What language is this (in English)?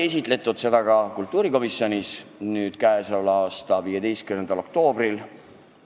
Estonian